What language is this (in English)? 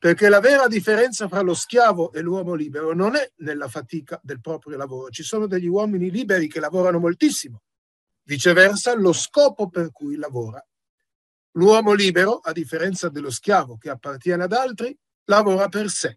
Italian